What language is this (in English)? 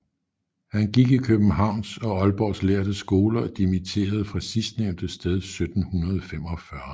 Danish